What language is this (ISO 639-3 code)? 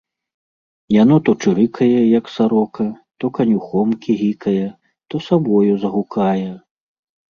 bel